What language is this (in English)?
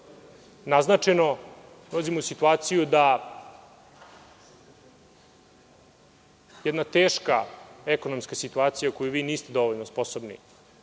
Serbian